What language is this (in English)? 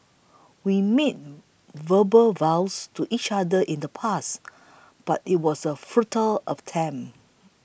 English